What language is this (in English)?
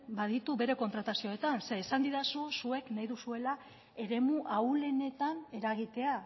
Basque